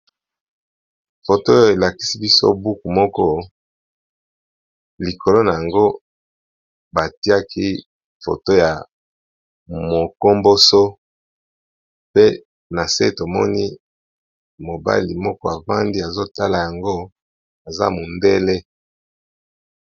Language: Lingala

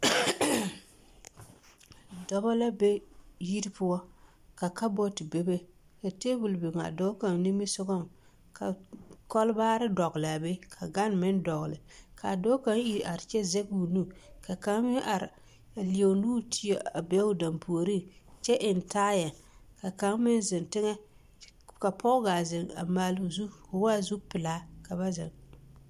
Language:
Southern Dagaare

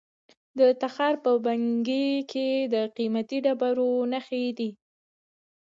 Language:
Pashto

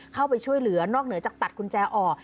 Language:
Thai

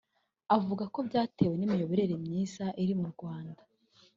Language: Kinyarwanda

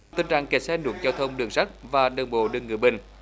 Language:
Vietnamese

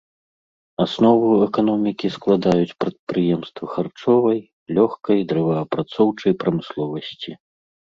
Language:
Belarusian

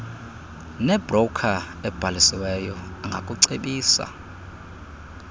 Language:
Xhosa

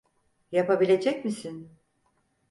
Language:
Turkish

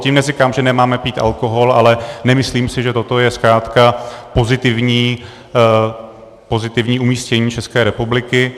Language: Czech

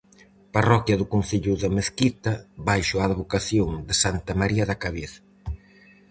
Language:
Galician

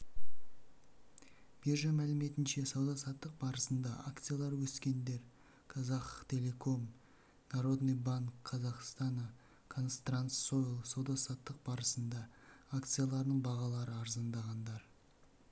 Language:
Kazakh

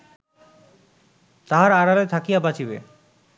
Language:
Bangla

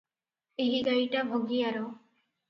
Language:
Odia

